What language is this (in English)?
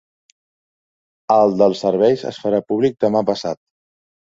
Catalan